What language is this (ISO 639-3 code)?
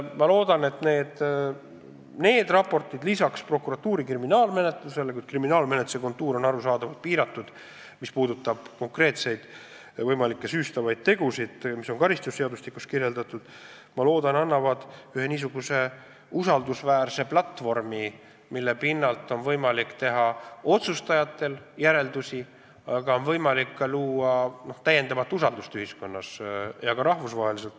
est